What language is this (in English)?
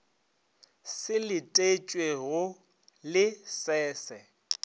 Northern Sotho